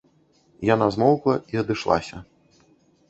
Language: Belarusian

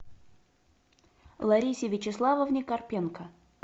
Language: Russian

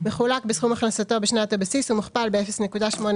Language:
Hebrew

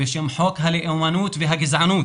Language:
Hebrew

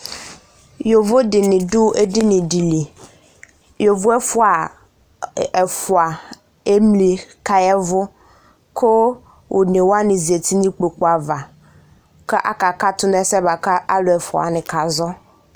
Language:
Ikposo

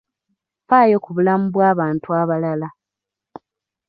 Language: Ganda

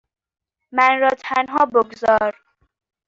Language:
Persian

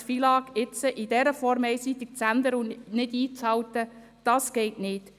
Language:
Swiss German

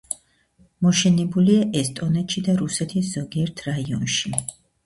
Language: Georgian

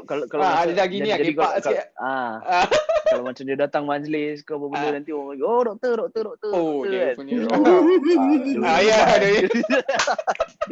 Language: Malay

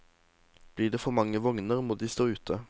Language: Norwegian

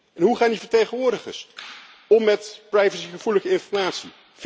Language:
Dutch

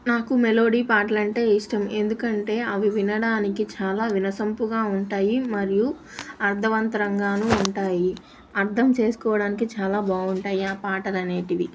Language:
Telugu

